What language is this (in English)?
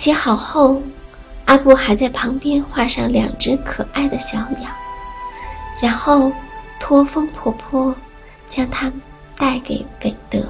Chinese